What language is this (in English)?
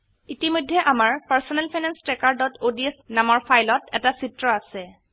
Assamese